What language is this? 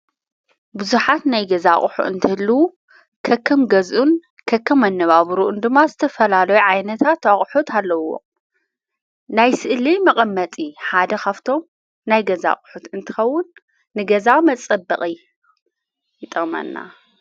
Tigrinya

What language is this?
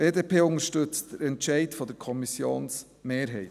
Swiss German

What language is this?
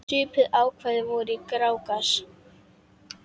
Icelandic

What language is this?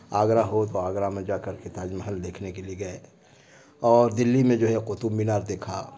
Urdu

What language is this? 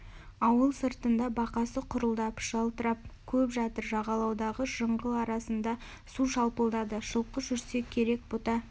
Kazakh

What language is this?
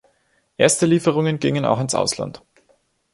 German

